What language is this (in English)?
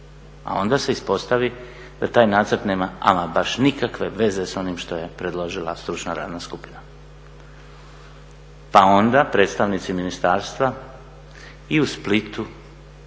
Croatian